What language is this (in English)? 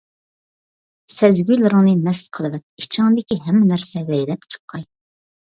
Uyghur